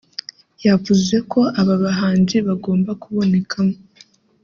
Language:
Kinyarwanda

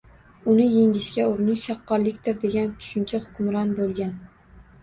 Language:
Uzbek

